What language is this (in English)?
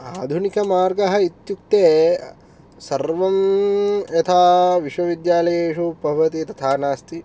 Sanskrit